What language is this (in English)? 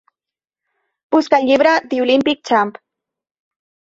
Catalan